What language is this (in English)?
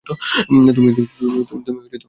Bangla